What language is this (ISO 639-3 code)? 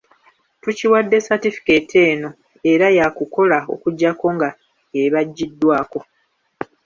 lug